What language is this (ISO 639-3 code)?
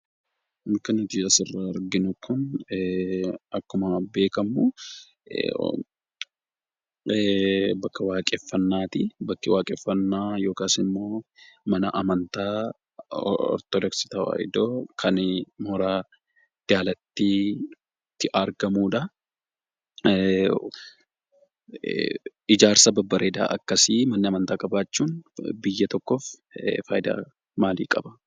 orm